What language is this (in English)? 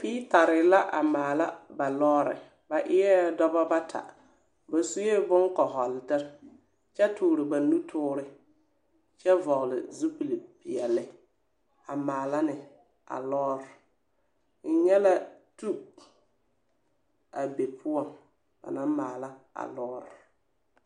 Southern Dagaare